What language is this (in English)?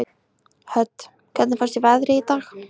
Icelandic